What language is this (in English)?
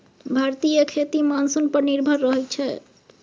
Maithili